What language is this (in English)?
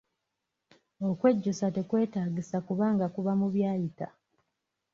Ganda